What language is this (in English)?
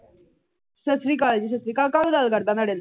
Punjabi